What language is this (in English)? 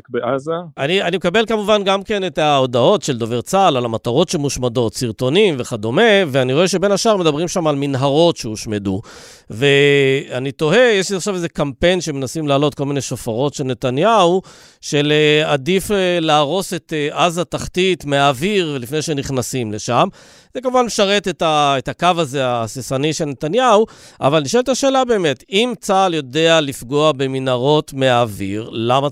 Hebrew